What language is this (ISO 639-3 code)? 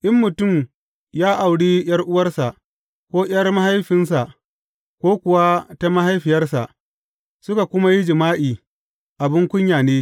hau